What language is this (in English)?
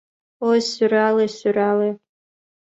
Mari